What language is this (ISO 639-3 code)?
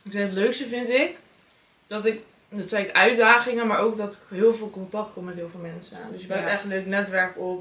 nld